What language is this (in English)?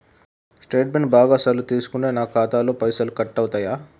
Telugu